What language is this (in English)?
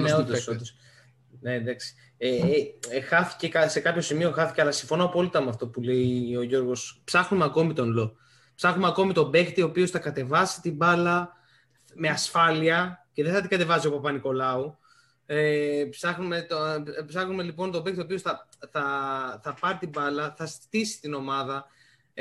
Greek